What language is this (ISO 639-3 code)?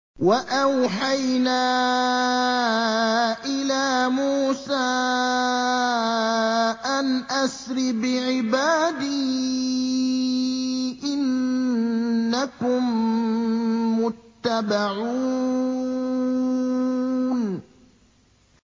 ara